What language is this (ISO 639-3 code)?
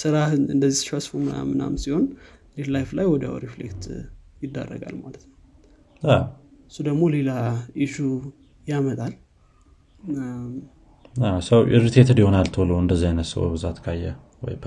amh